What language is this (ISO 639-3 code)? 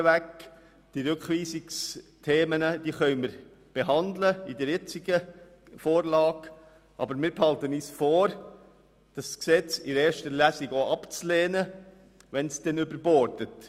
gsw